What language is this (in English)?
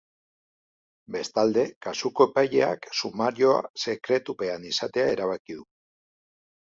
Basque